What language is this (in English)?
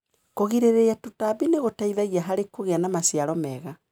Kikuyu